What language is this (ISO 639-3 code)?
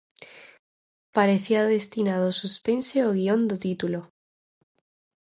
glg